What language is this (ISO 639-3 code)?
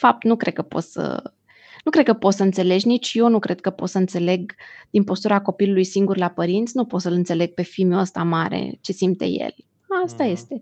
ron